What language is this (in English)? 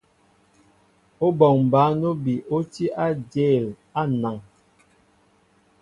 Mbo (Cameroon)